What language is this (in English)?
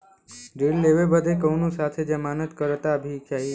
Bhojpuri